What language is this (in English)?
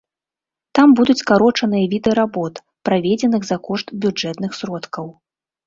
Belarusian